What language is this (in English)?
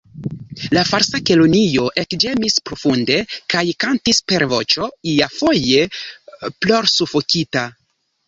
Esperanto